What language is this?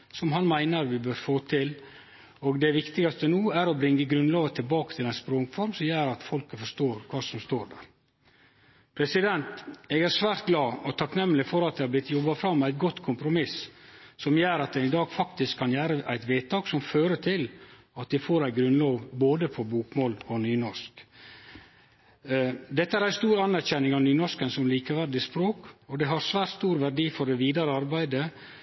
Norwegian Nynorsk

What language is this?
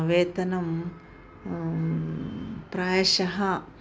Sanskrit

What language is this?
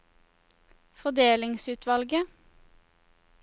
Norwegian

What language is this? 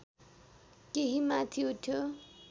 Nepali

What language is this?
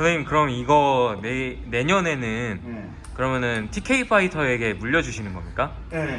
Korean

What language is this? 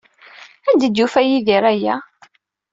Kabyle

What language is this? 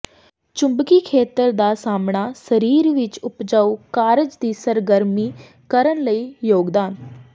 Punjabi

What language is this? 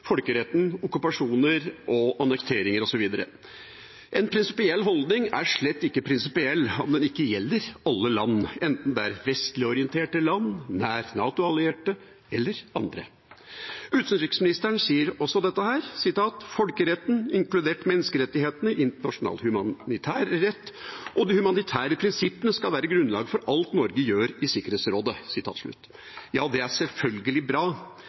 Norwegian Bokmål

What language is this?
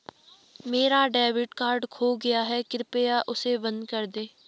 Hindi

